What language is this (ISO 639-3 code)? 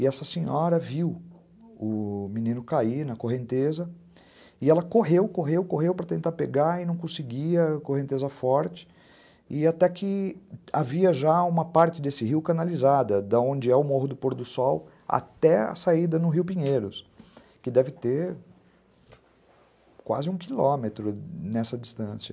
por